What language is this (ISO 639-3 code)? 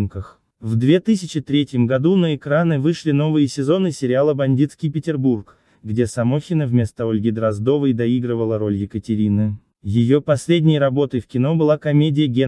rus